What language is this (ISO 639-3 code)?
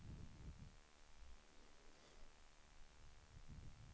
swe